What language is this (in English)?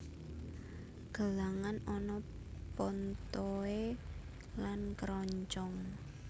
Javanese